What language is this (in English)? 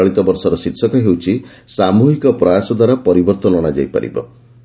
Odia